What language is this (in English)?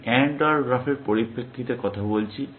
Bangla